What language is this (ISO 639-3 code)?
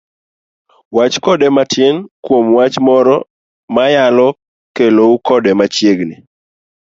luo